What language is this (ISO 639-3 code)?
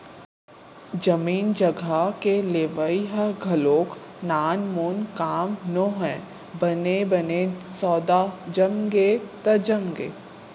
hne